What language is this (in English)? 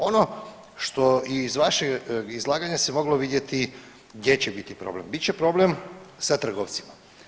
Croatian